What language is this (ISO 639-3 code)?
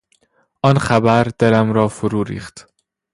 fas